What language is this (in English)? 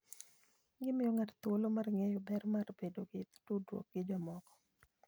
Luo (Kenya and Tanzania)